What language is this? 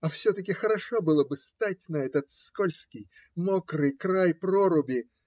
Russian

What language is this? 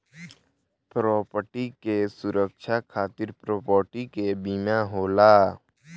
Bhojpuri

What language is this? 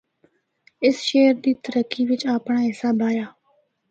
Northern Hindko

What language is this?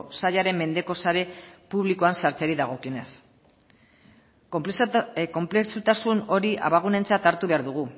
Basque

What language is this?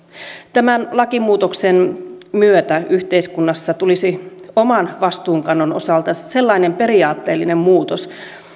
Finnish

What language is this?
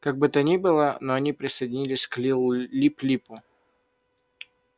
Russian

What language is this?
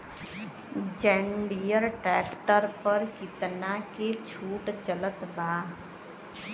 Bhojpuri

